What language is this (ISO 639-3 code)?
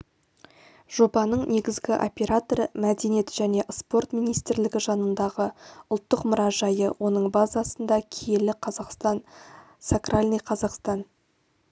kaz